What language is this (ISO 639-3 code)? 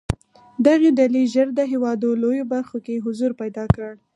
pus